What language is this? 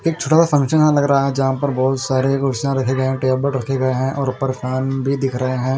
Hindi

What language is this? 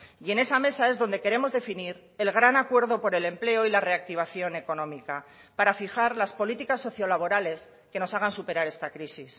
Spanish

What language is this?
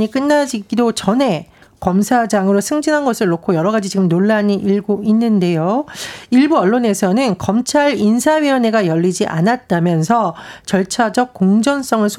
Korean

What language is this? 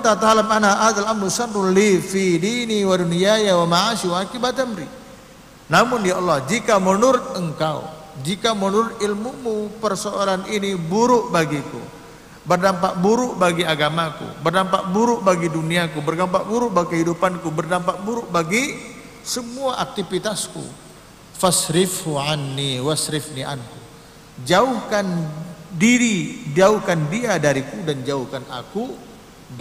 Indonesian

